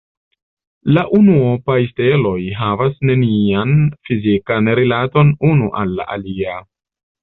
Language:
Esperanto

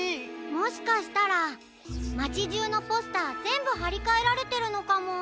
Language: Japanese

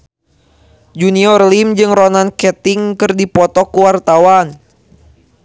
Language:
Sundanese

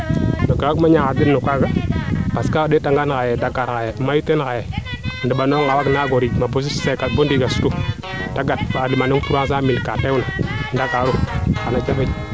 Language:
Serer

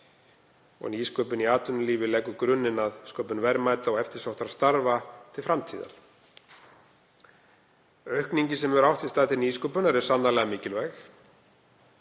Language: Icelandic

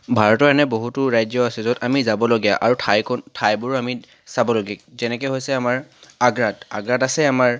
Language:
Assamese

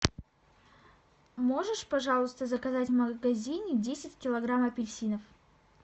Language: Russian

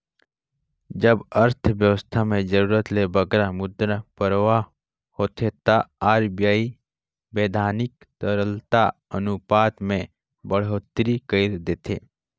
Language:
Chhattisgarhi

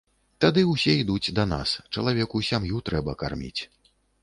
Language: Belarusian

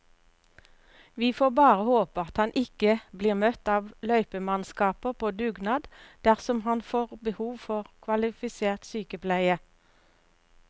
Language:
Norwegian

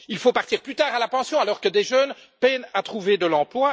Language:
French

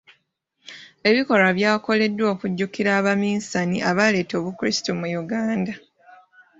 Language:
Ganda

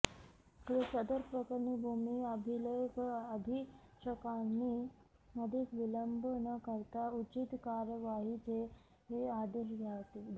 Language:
Marathi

